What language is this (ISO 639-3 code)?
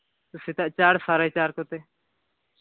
sat